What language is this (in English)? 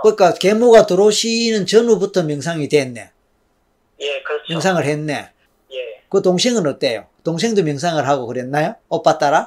Korean